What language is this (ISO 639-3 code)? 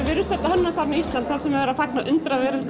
isl